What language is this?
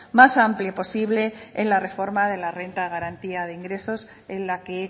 Spanish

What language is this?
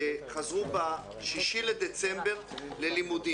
Hebrew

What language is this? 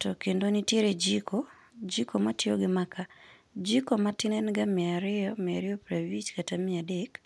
Luo (Kenya and Tanzania)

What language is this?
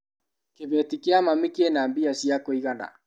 Kikuyu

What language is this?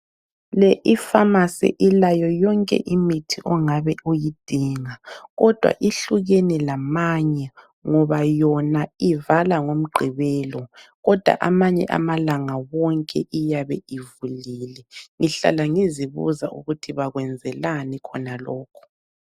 North Ndebele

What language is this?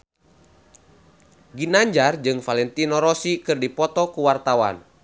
Sundanese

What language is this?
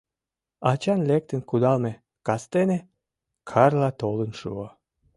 Mari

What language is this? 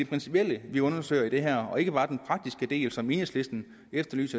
Danish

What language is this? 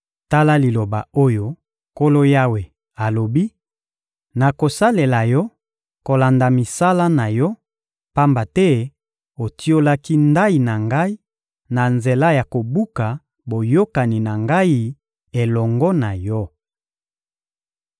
Lingala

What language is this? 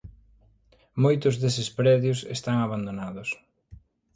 Galician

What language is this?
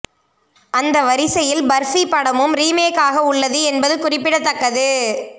Tamil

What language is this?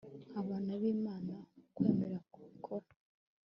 Kinyarwanda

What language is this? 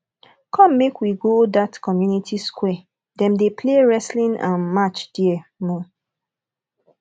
Nigerian Pidgin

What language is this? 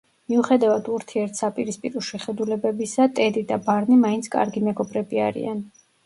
Georgian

